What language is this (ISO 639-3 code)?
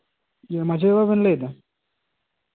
sat